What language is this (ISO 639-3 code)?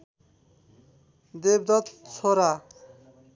nep